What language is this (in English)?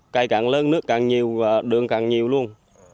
Vietnamese